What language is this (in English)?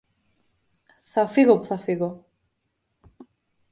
Greek